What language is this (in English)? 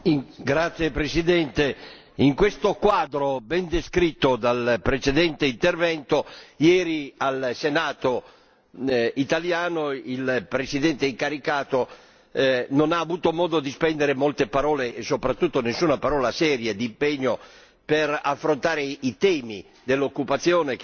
Italian